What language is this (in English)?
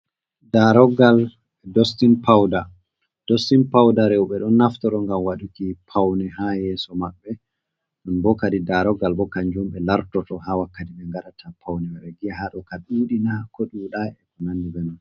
Fula